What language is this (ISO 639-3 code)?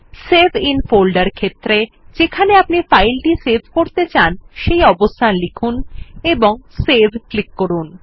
ben